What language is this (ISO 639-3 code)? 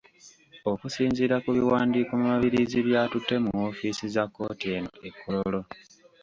lug